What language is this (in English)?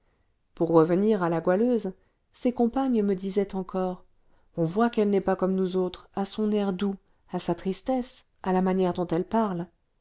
French